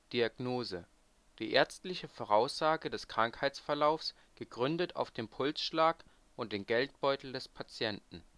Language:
German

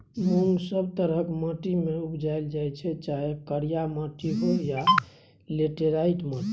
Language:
Maithili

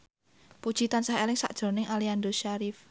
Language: Javanese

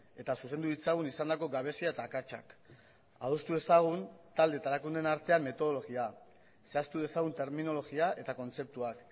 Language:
Basque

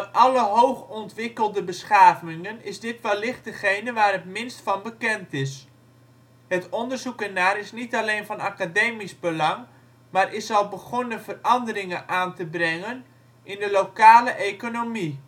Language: Dutch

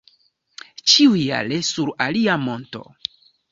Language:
Esperanto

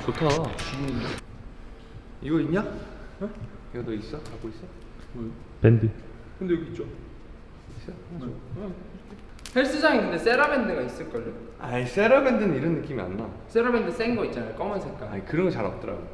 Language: Korean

